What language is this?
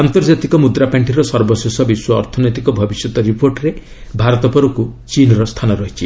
Odia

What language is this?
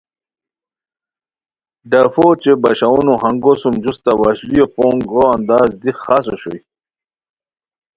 Khowar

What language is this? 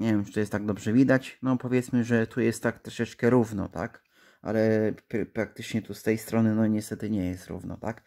Polish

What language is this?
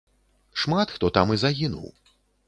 Belarusian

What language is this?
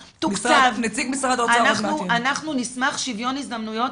Hebrew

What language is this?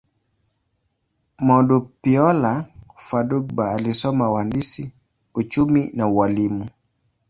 Swahili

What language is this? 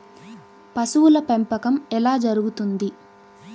Telugu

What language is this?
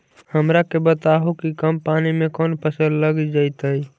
Magahi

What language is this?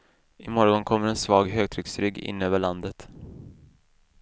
Swedish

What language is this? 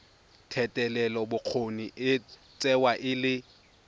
Tswana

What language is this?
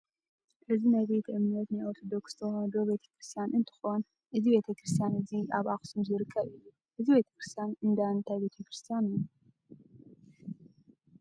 Tigrinya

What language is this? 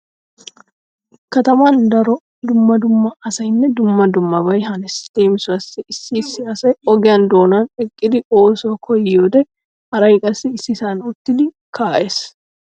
Wolaytta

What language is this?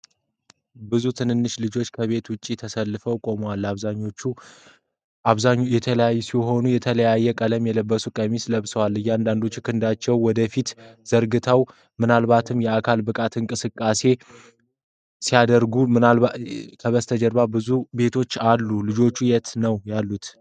Amharic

